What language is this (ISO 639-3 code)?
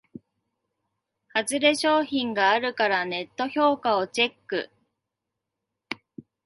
jpn